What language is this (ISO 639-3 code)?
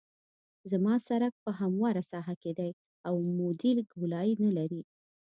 pus